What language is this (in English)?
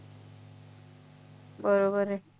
Marathi